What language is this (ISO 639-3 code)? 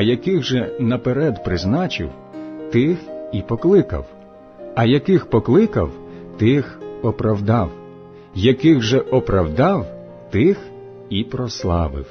ukr